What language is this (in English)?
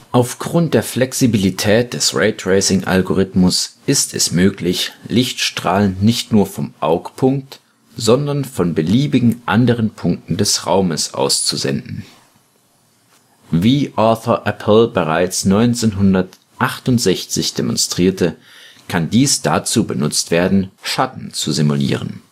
German